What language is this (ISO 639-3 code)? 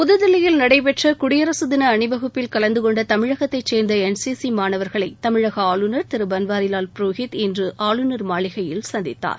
tam